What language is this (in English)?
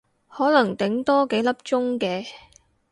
Cantonese